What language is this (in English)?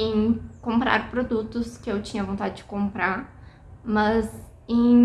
Portuguese